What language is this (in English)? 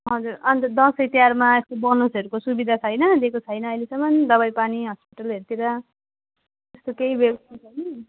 Nepali